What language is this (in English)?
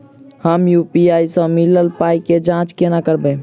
Maithili